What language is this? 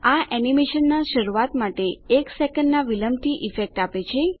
Gujarati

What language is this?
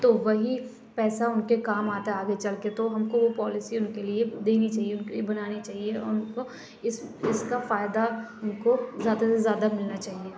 Urdu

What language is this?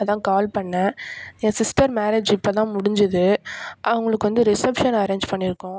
Tamil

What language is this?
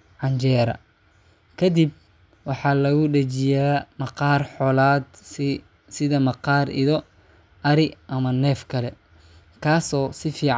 Somali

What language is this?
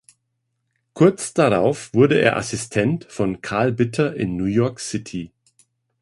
German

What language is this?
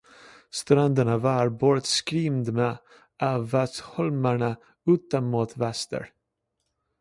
Swedish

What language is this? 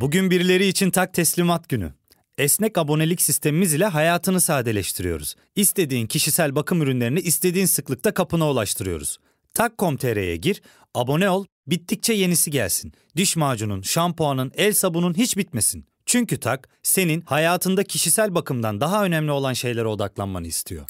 Turkish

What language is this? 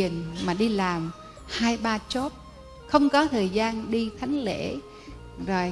Vietnamese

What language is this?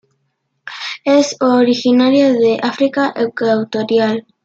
Spanish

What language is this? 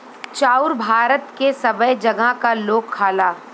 Bhojpuri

